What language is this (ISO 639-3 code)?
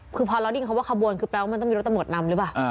tha